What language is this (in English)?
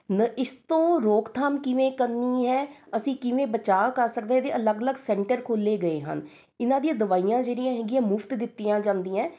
Punjabi